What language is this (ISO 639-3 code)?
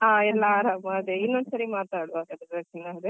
kan